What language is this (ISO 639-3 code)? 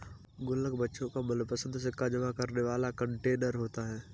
hin